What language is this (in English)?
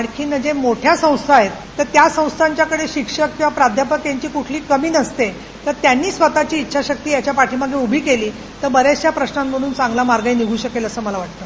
Marathi